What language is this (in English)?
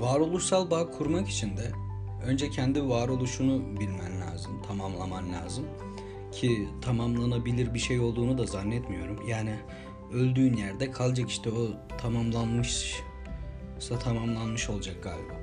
Turkish